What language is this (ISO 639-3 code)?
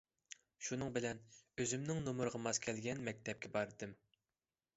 uig